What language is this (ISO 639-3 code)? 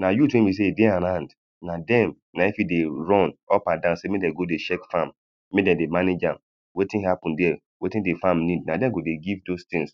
pcm